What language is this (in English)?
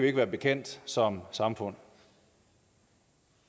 Danish